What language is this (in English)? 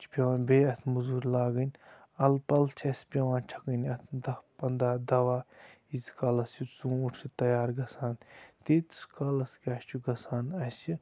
Kashmiri